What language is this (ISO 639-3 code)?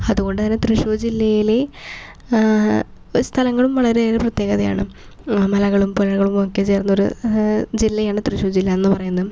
mal